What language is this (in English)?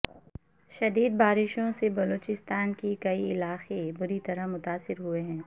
Urdu